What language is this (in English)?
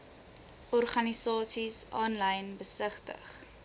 Afrikaans